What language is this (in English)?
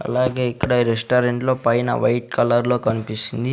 Telugu